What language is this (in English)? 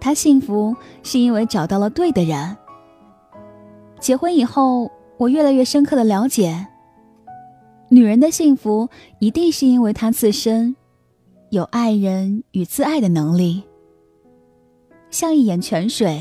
Chinese